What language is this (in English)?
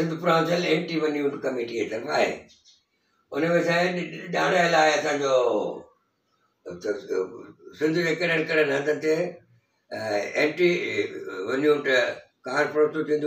Hindi